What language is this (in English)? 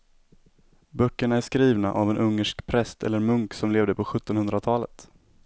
Swedish